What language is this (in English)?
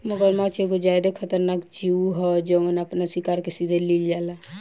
Bhojpuri